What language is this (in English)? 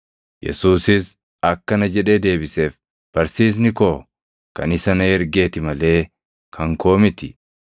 Oromo